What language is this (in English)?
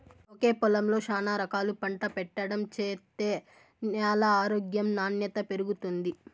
Telugu